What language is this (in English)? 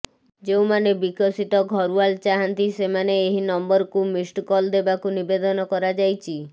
Odia